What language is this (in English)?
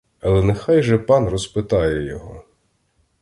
Ukrainian